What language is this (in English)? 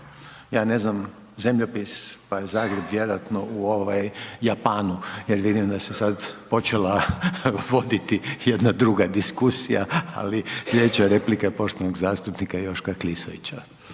Croatian